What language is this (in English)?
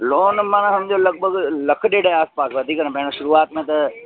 Sindhi